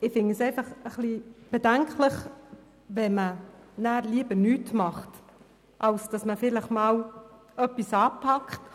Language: Swiss German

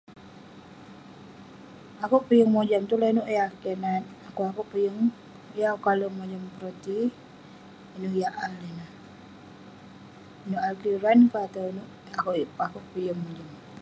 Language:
Western Penan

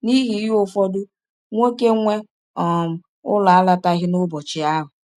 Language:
Igbo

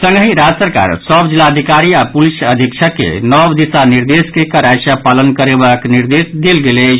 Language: Maithili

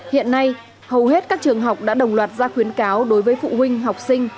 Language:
Vietnamese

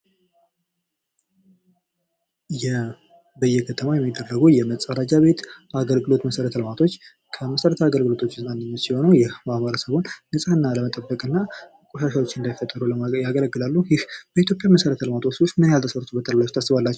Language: Amharic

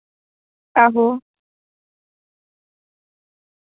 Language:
Dogri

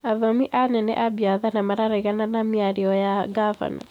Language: Kikuyu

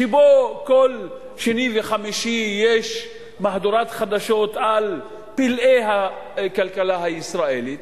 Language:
Hebrew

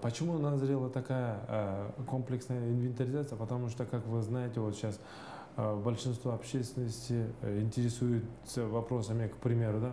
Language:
Russian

